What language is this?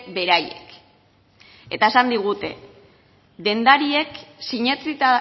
Basque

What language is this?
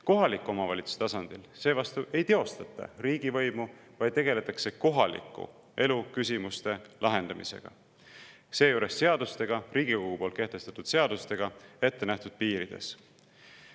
Estonian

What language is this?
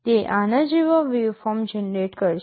Gujarati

